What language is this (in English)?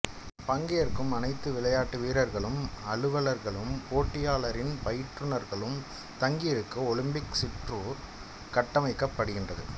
Tamil